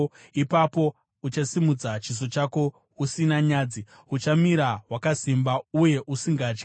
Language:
Shona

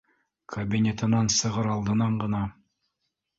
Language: Bashkir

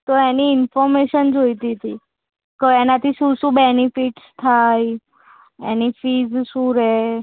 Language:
Gujarati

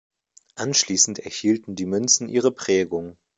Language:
German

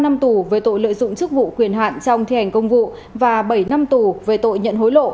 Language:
Vietnamese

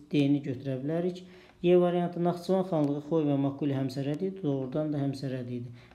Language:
Turkish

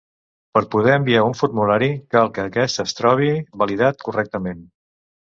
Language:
Catalan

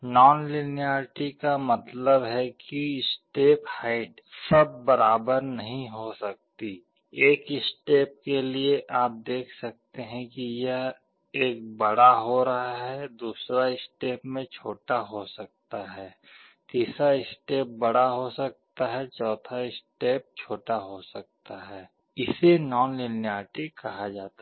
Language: Hindi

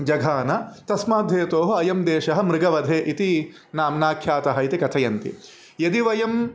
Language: Sanskrit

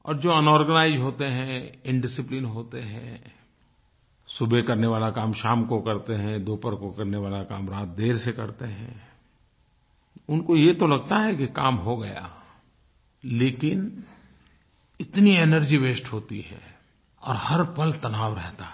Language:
Hindi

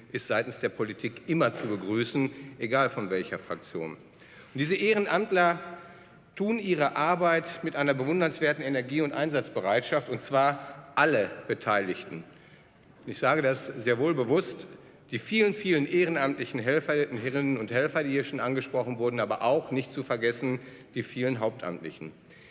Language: German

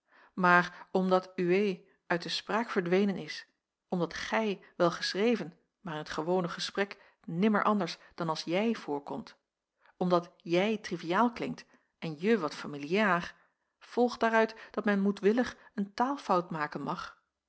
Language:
Dutch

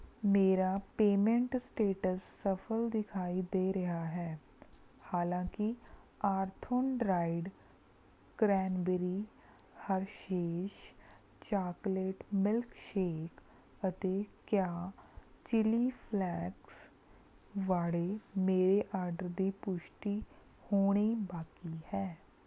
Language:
Punjabi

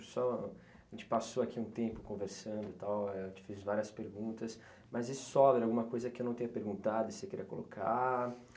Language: Portuguese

